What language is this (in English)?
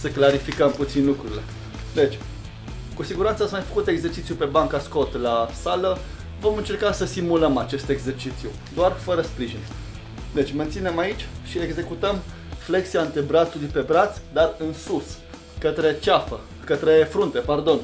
Romanian